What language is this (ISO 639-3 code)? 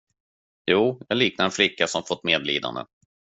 swe